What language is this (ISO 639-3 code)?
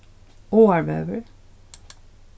fao